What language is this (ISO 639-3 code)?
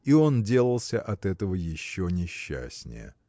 rus